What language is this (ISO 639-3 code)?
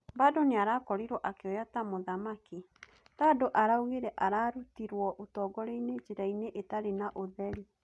kik